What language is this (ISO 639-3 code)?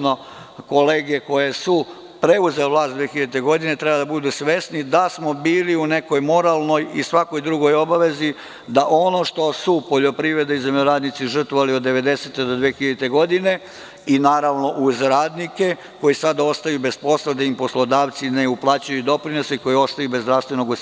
srp